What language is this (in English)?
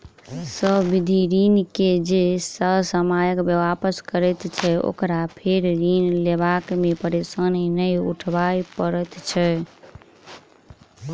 Maithili